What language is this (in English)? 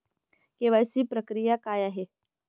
Marathi